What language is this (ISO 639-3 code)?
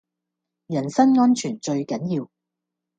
yue